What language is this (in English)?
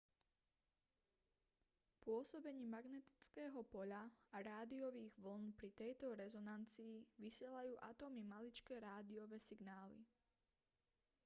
Slovak